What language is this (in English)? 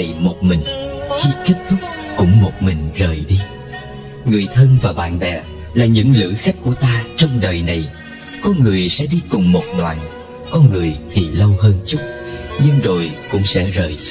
Vietnamese